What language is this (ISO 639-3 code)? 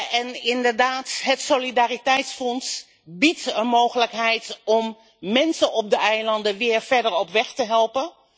nld